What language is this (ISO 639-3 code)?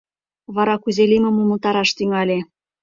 chm